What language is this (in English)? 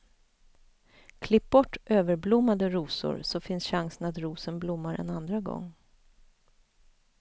Swedish